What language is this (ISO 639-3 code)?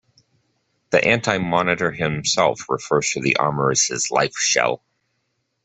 eng